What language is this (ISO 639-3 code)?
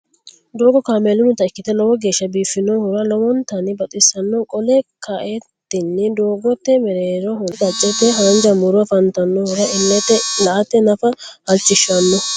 sid